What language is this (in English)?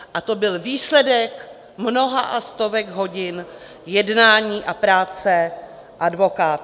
Czech